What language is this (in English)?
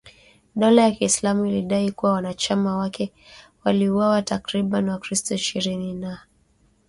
Swahili